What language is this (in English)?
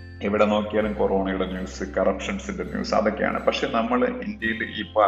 Malayalam